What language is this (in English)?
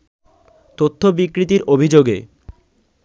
Bangla